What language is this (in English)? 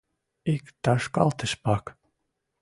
Western Mari